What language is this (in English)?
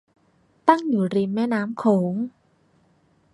Thai